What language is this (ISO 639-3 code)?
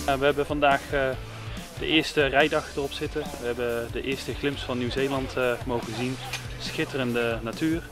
nld